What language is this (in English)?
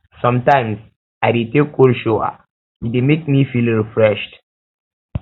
Nigerian Pidgin